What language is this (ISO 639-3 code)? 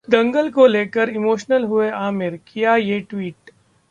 hin